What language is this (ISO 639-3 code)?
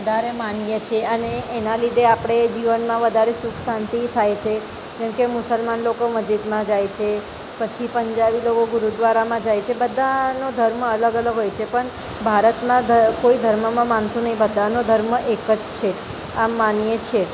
guj